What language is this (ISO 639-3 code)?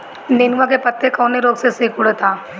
bho